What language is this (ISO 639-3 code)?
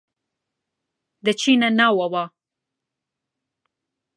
ckb